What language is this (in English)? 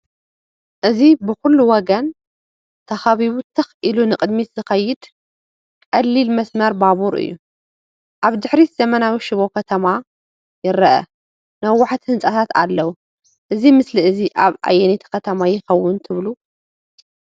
Tigrinya